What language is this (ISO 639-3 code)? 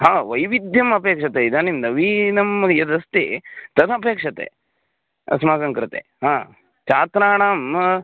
san